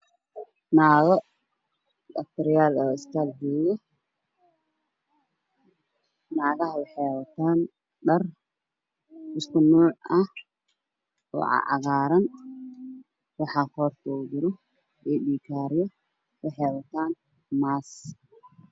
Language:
Somali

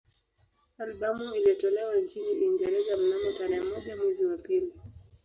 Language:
Swahili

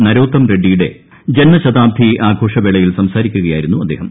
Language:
Malayalam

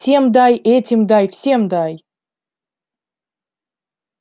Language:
Russian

